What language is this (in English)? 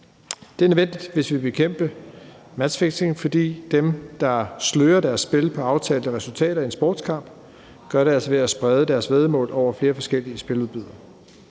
Danish